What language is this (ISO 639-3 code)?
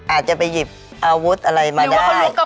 tha